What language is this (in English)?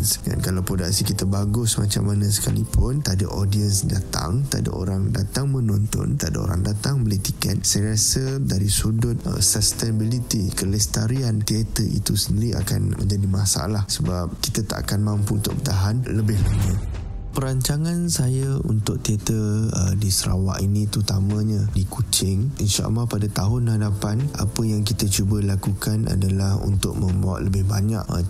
Malay